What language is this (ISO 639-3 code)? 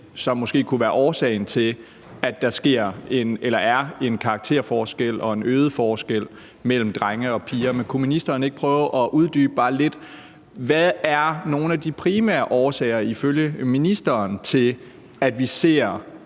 dan